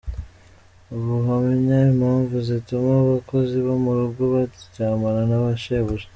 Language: Kinyarwanda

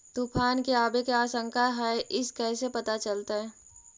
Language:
Magahi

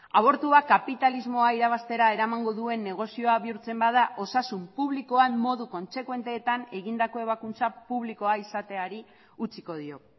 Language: Basque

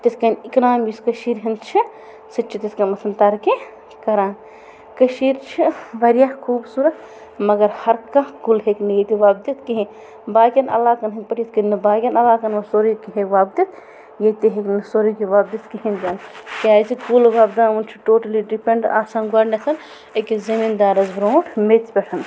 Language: Kashmiri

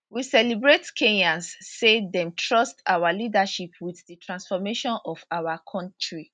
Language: Nigerian Pidgin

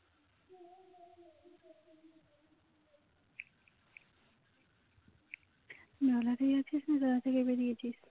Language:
Bangla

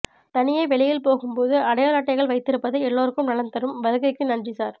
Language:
Tamil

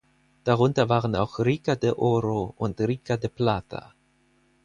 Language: German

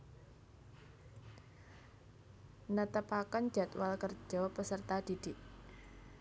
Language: Javanese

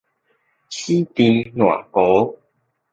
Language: Min Nan Chinese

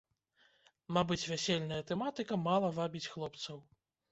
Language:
Belarusian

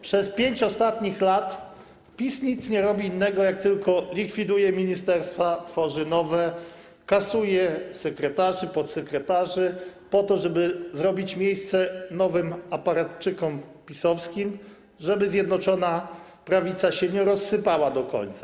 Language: Polish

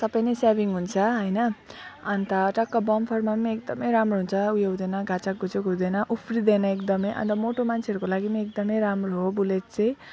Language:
Nepali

